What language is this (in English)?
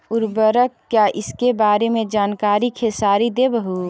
Magahi